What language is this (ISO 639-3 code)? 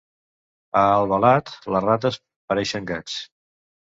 cat